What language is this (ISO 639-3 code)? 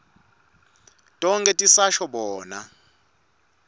ssw